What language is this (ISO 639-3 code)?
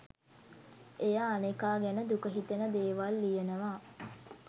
sin